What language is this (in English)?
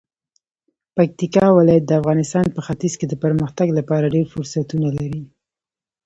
Pashto